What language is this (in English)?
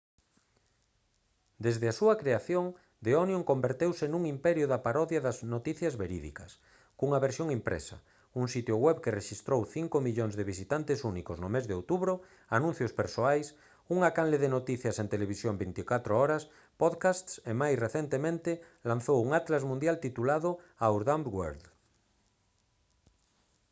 Galician